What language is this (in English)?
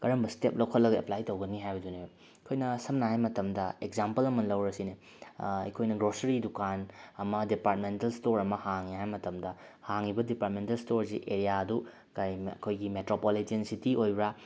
Manipuri